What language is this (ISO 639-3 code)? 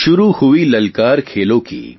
guj